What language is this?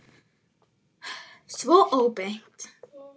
Icelandic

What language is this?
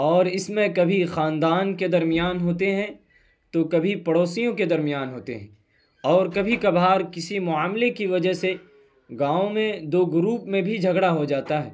Urdu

